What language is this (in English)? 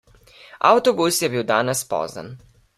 Slovenian